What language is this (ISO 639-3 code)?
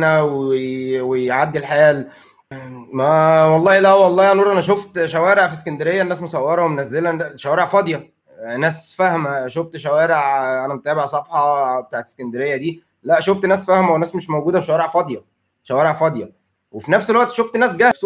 ara